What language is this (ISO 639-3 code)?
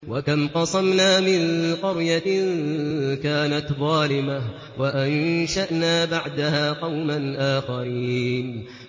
ara